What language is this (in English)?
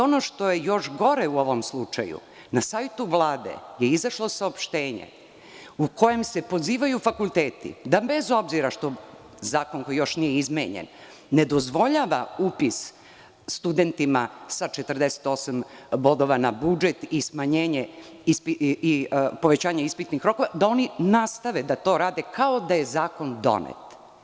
Serbian